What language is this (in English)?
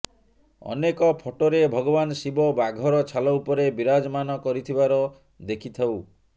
Odia